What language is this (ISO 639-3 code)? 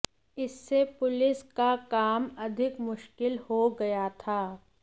hin